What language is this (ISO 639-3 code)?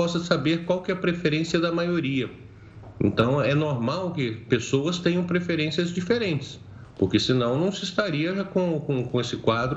por